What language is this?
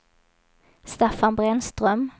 Swedish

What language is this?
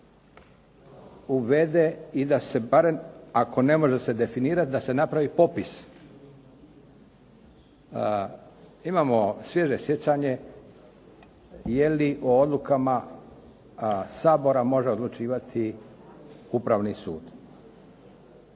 Croatian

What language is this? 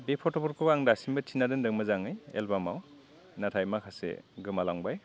Bodo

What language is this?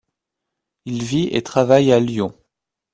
French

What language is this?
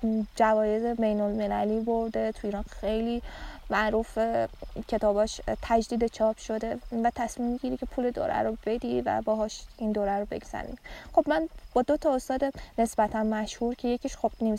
Persian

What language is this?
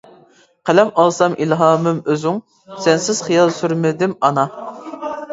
Uyghur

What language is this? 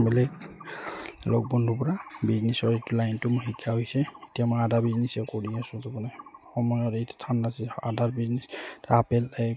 Assamese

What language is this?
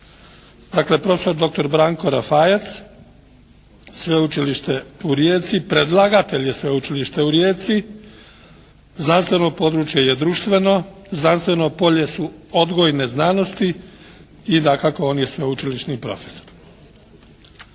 Croatian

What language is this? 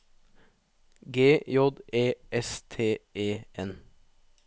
Norwegian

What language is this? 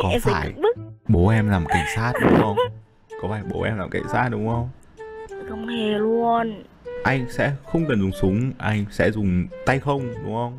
Vietnamese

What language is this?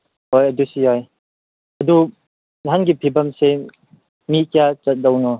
Manipuri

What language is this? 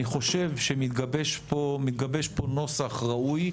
Hebrew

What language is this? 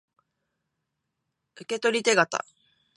Japanese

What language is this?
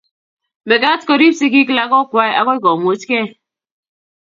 Kalenjin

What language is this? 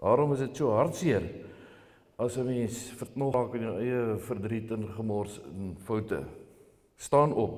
Dutch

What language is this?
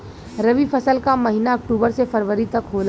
Bhojpuri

